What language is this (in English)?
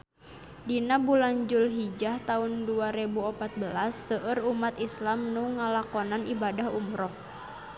Sundanese